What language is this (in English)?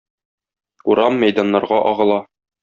Tatar